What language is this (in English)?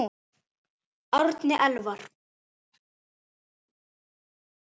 Icelandic